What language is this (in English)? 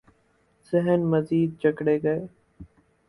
Urdu